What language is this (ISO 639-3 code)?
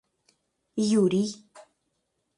rus